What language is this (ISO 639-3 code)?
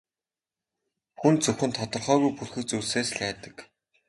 mon